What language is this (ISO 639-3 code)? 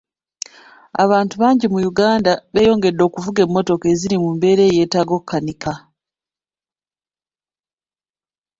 lug